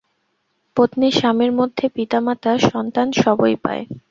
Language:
Bangla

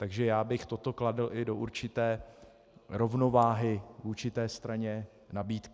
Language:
Czech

